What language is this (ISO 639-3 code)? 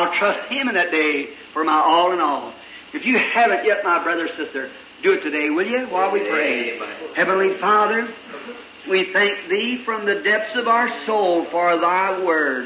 eng